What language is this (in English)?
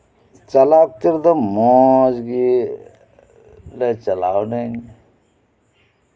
Santali